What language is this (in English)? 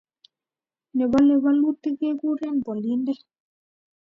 Kalenjin